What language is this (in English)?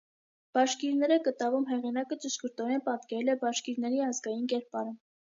Armenian